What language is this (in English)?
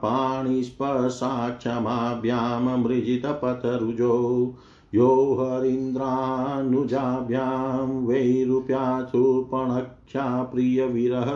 Hindi